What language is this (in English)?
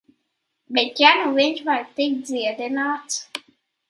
Latvian